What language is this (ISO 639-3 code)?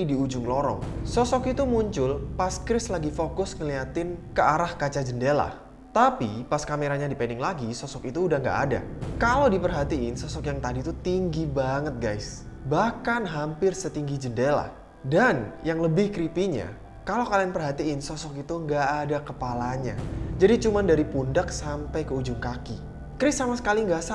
ind